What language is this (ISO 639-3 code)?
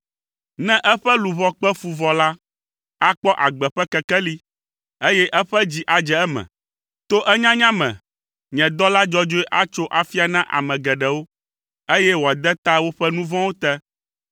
ewe